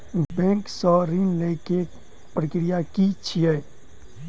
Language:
Maithili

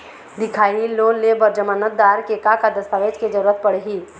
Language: Chhattisgarhi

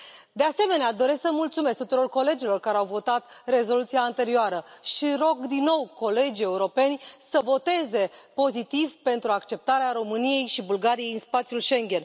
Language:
Romanian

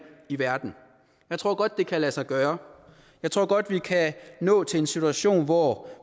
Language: Danish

